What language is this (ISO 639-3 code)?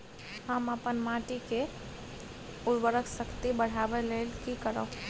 mai